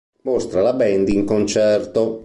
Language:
Italian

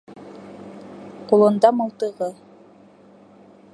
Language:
Bashkir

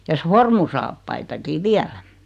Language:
Finnish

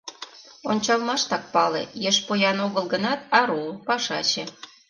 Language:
Mari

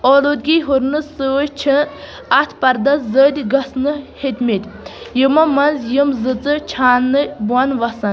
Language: Kashmiri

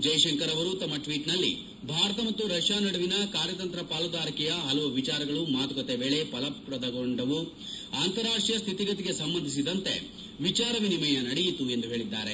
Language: Kannada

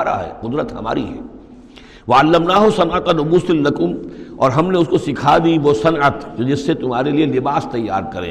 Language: Urdu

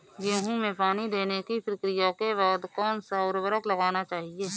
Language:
Hindi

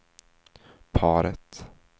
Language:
Swedish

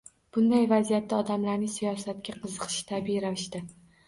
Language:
Uzbek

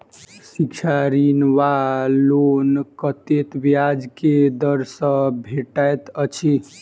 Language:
Maithili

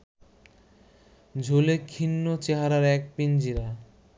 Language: Bangla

